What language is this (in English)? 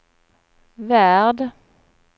Swedish